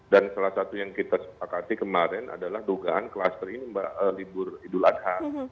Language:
Indonesian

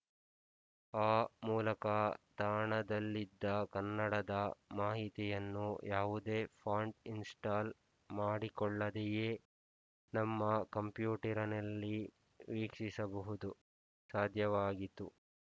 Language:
Kannada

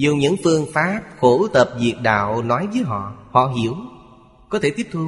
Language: Vietnamese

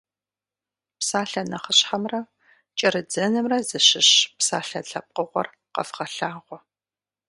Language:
Kabardian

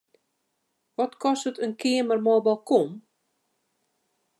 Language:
Western Frisian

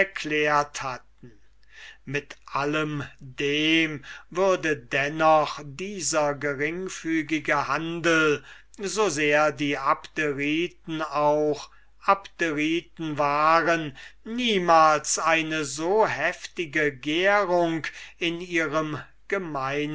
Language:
German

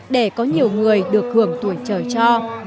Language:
Vietnamese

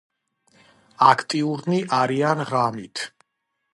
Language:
Georgian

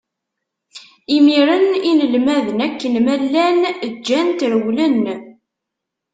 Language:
Kabyle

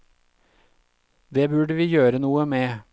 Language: Norwegian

